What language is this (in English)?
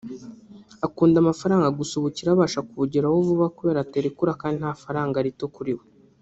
Kinyarwanda